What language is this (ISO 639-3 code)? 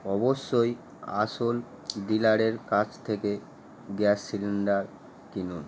ben